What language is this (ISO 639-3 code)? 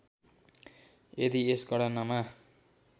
nep